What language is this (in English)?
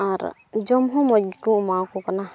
Santali